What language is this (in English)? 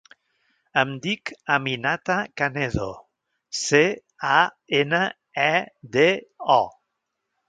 Catalan